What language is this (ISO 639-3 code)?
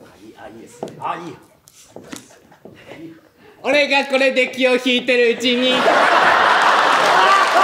jpn